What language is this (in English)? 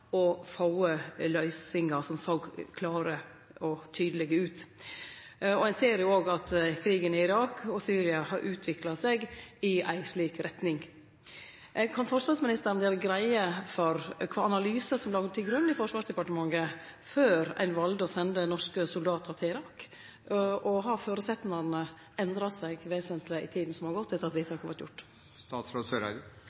Norwegian Nynorsk